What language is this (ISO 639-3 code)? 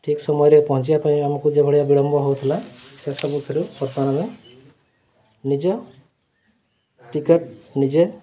ori